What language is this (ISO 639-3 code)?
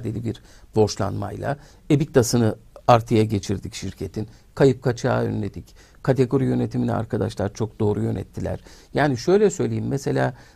tur